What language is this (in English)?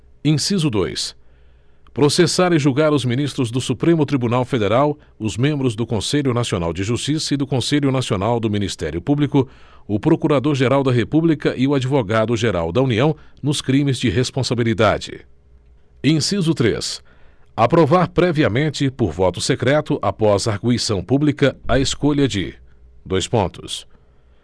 Portuguese